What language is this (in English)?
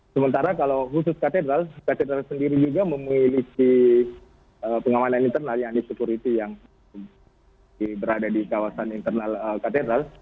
Indonesian